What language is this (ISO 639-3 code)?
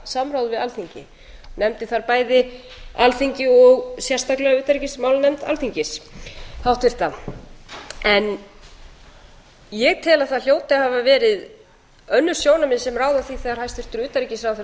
isl